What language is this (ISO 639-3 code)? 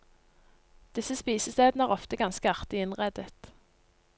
nor